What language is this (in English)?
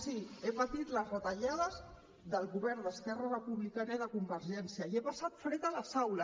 Catalan